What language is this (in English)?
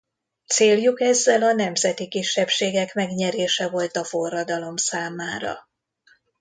Hungarian